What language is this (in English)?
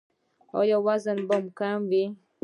Pashto